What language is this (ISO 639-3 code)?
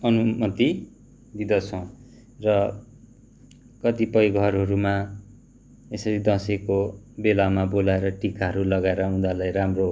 nep